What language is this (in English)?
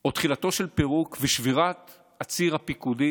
Hebrew